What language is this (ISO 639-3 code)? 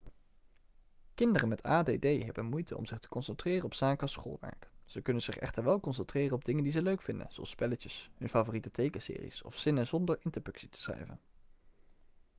nld